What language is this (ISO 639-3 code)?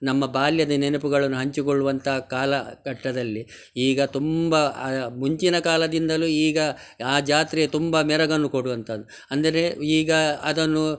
kan